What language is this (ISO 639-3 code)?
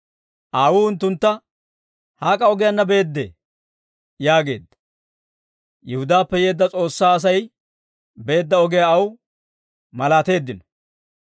dwr